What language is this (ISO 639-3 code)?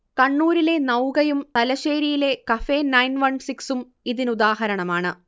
mal